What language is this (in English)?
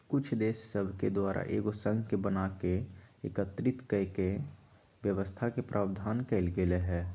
Magahi